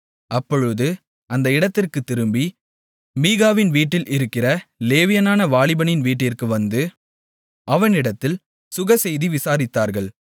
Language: Tamil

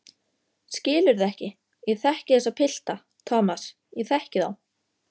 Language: Icelandic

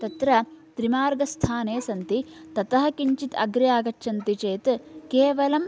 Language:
Sanskrit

